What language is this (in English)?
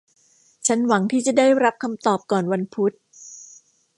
Thai